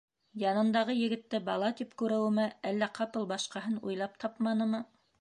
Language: Bashkir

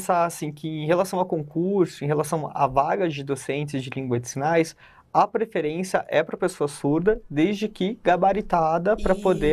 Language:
Portuguese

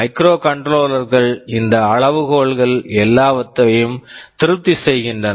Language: Tamil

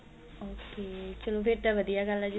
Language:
Punjabi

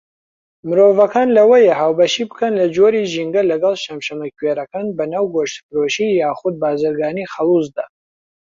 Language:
Central Kurdish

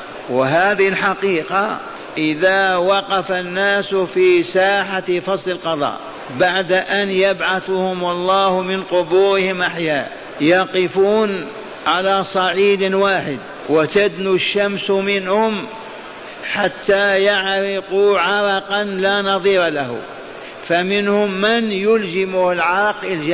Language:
Arabic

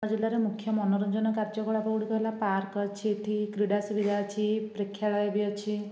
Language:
Odia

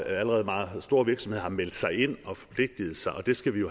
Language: Danish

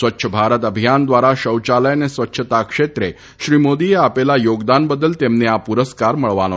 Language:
Gujarati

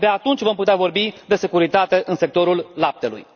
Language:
Romanian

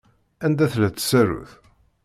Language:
Kabyle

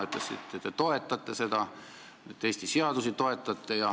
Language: Estonian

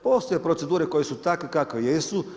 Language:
Croatian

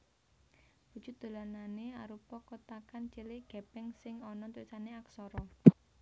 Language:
Javanese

